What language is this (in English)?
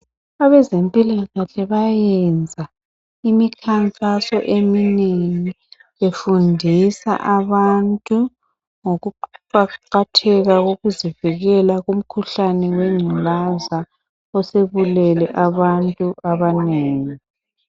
North Ndebele